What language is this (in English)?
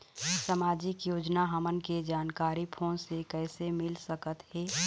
Chhattisgarhi